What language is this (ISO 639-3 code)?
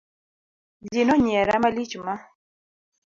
luo